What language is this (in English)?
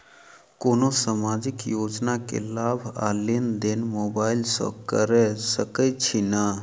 Maithili